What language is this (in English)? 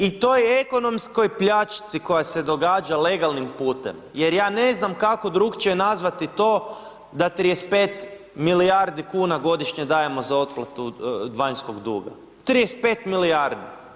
Croatian